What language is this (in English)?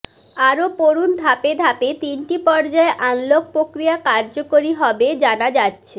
Bangla